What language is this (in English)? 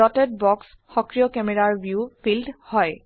Assamese